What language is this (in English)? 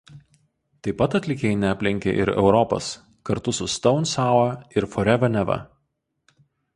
Lithuanian